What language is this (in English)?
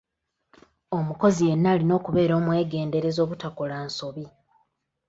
Ganda